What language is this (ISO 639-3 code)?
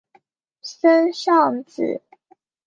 zho